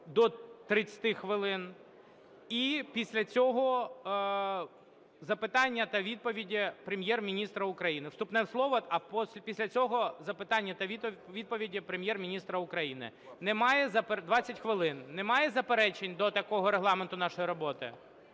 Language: Ukrainian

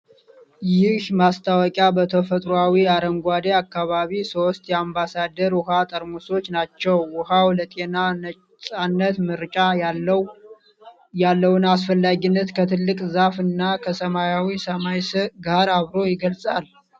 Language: Amharic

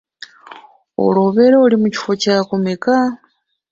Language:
Ganda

